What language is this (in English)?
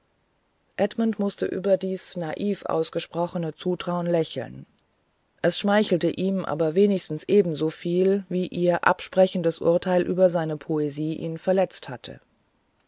German